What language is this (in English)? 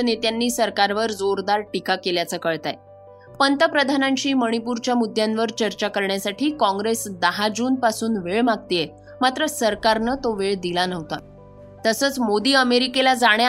Marathi